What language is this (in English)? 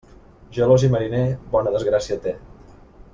Catalan